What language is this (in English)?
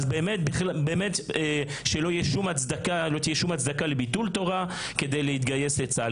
Hebrew